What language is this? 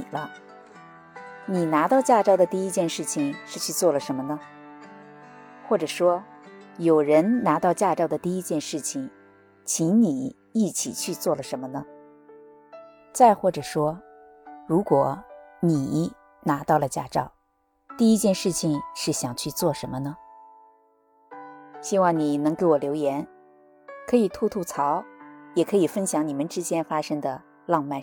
Chinese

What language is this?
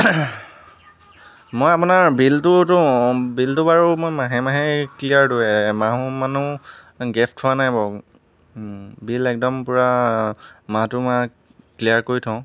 Assamese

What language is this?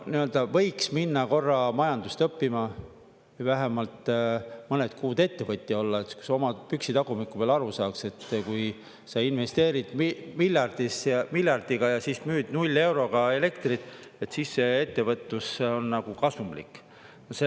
Estonian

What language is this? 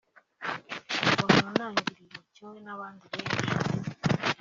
Kinyarwanda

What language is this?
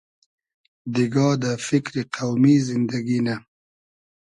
Hazaragi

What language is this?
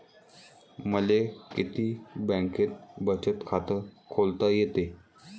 Marathi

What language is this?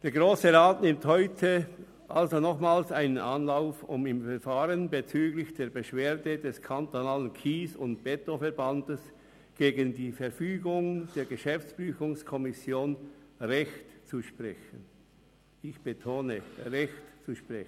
Swiss German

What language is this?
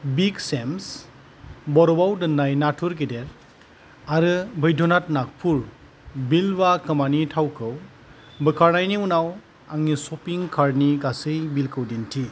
Bodo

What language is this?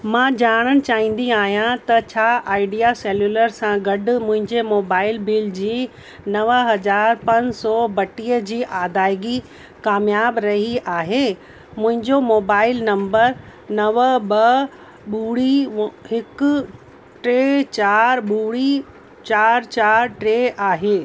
Sindhi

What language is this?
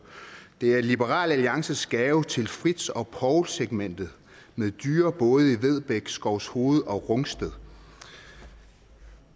Danish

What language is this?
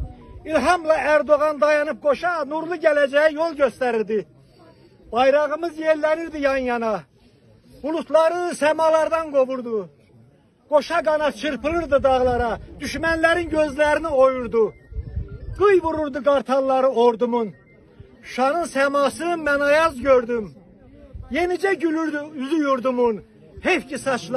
Turkish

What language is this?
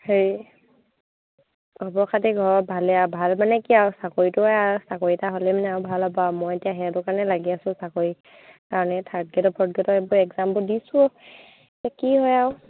Assamese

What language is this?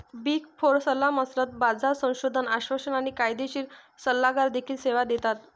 Marathi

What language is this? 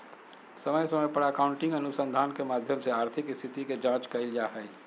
Magahi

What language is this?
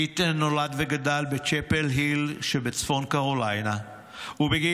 Hebrew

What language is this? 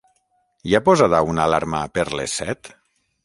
Catalan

